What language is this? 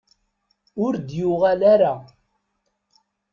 Kabyle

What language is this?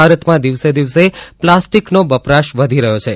Gujarati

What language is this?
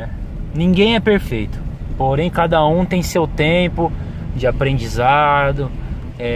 Portuguese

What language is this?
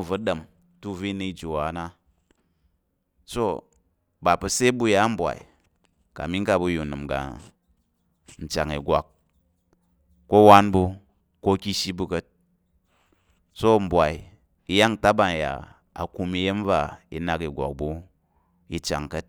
Tarok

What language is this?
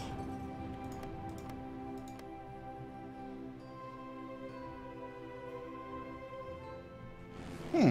Polish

